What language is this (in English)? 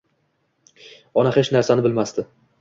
Uzbek